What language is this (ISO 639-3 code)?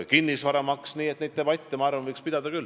est